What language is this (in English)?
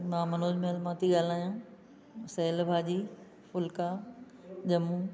Sindhi